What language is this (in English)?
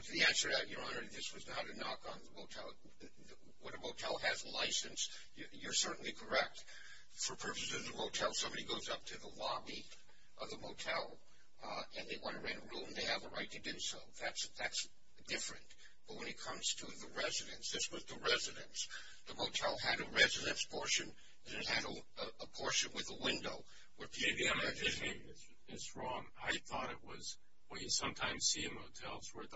English